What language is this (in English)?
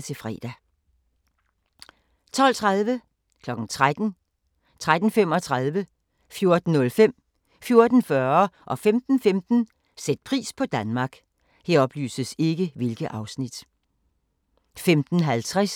Danish